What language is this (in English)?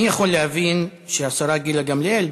Hebrew